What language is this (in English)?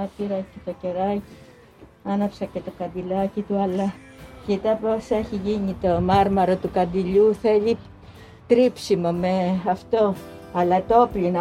Greek